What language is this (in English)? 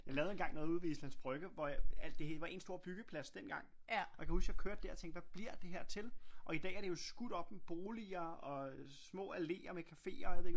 Danish